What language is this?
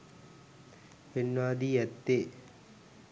Sinhala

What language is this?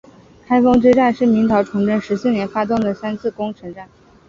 Chinese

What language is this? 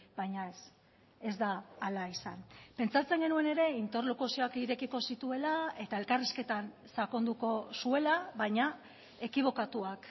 Basque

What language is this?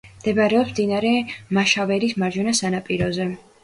Georgian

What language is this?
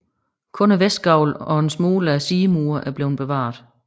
Danish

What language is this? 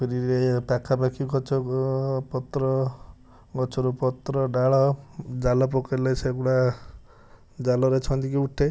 Odia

